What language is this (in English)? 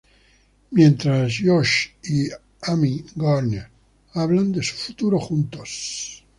Spanish